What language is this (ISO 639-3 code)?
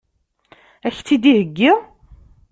kab